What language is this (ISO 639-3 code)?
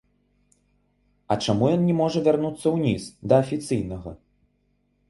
bel